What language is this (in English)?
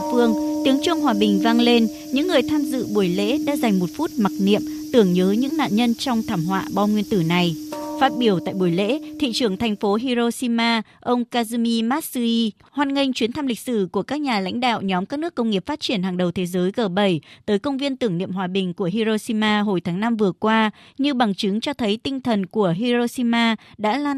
Vietnamese